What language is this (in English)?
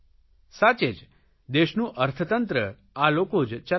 Gujarati